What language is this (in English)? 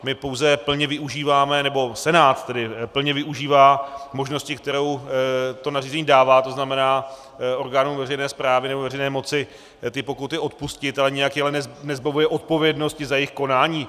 Czech